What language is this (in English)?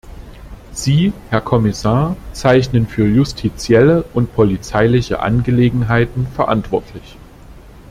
German